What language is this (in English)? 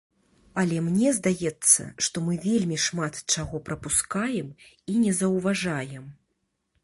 Belarusian